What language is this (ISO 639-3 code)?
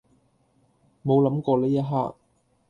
yue